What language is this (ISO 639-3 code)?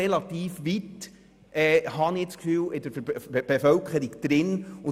gsw